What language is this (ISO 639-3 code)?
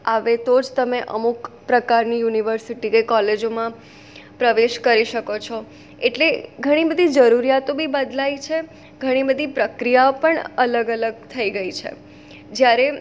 guj